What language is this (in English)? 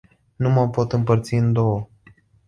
Romanian